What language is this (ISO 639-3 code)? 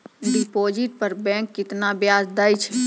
mai